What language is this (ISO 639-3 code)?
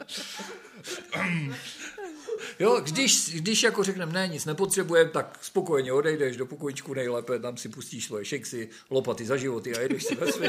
ces